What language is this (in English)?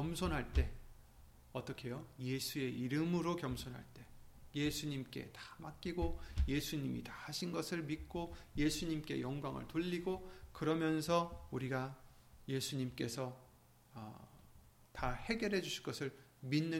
Korean